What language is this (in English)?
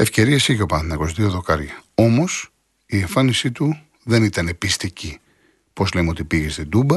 Greek